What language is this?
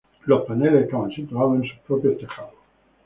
Spanish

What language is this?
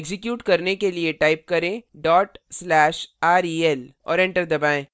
Hindi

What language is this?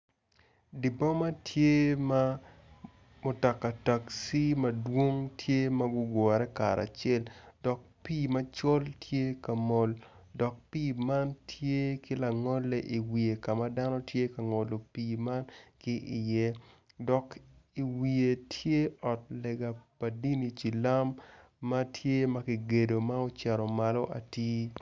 Acoli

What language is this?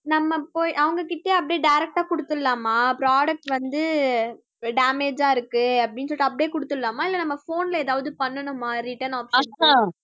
Tamil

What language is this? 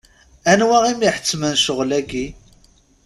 Kabyle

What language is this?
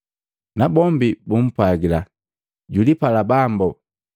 Matengo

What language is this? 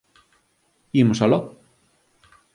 Galician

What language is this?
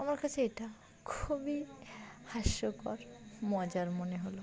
Bangla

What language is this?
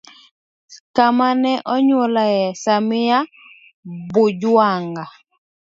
Luo (Kenya and Tanzania)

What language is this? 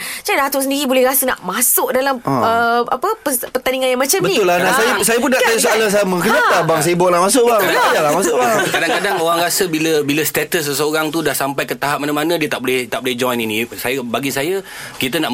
Malay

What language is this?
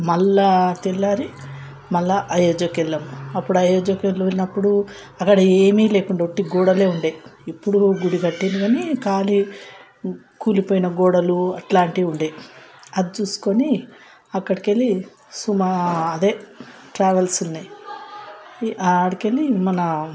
Telugu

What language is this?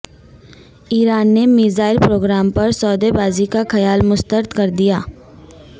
Urdu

